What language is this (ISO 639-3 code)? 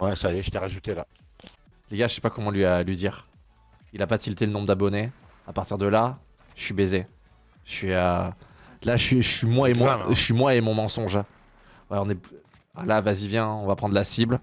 fra